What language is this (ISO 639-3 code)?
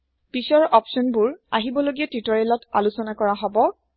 asm